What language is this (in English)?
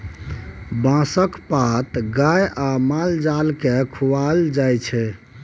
Maithili